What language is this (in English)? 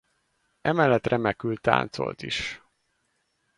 Hungarian